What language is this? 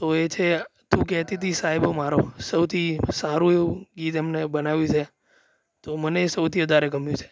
Gujarati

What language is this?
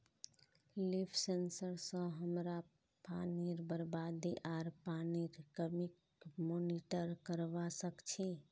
Magahi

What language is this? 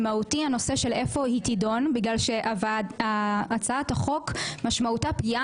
Hebrew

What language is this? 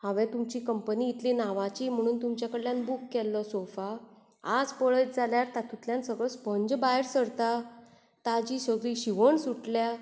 Konkani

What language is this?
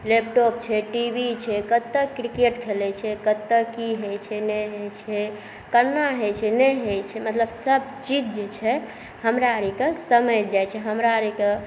Maithili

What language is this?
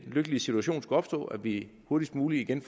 Danish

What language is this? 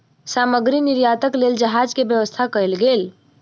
Maithili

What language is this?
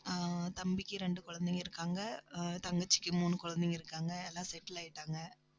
Tamil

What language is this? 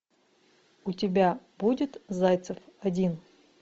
Russian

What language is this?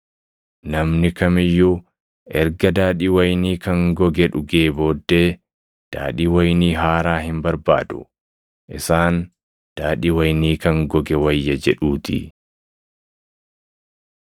Oromo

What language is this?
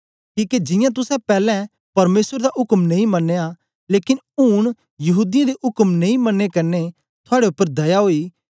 Dogri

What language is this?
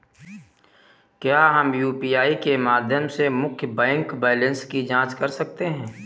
Hindi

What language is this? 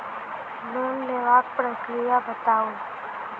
Maithili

